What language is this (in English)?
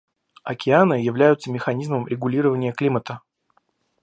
Russian